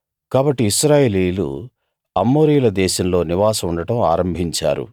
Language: Telugu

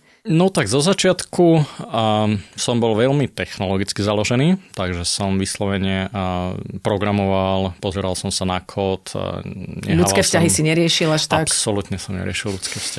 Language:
Slovak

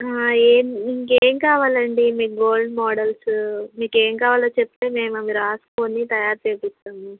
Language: Telugu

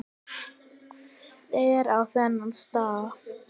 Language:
Icelandic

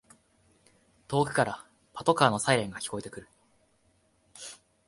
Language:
Japanese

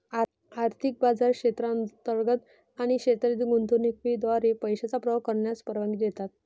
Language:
Marathi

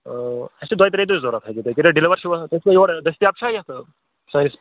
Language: Kashmiri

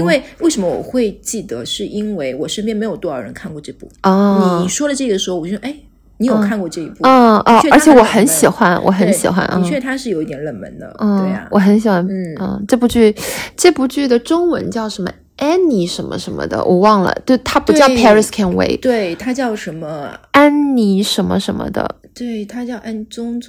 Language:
Chinese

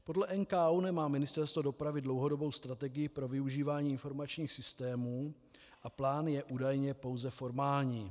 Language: Czech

